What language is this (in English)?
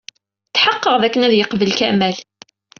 Kabyle